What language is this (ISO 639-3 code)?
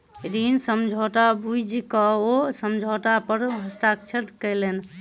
mai